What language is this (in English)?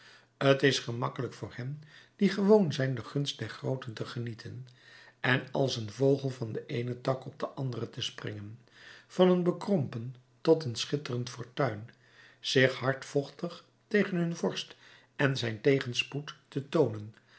Dutch